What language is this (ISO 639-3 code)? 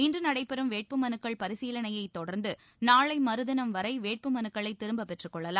tam